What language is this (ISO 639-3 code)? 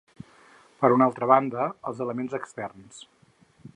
cat